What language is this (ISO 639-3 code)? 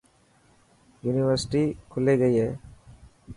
mki